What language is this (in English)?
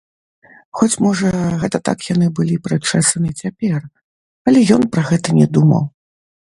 Belarusian